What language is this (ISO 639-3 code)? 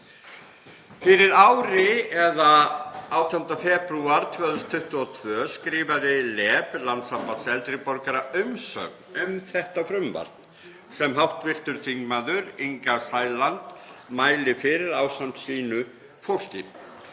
isl